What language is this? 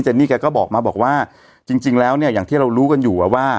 Thai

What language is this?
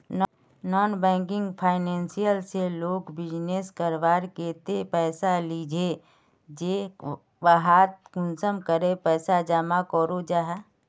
Magahi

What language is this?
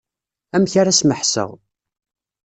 Kabyle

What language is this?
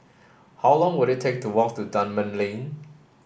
English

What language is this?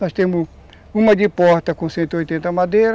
Portuguese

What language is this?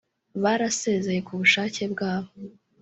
Kinyarwanda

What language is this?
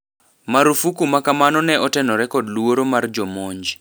Luo (Kenya and Tanzania)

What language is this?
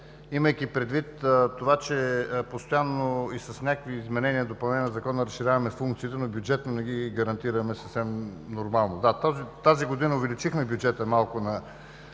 Bulgarian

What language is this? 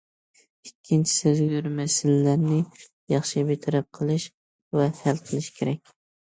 Uyghur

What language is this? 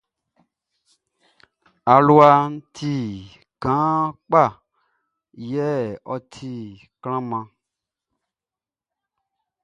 Baoulé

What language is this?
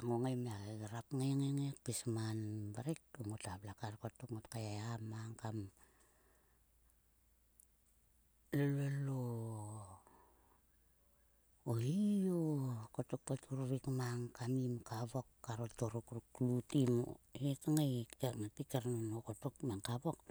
Sulka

